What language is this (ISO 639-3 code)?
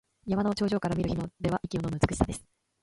jpn